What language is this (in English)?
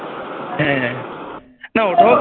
Bangla